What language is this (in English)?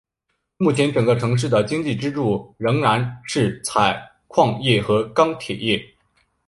Chinese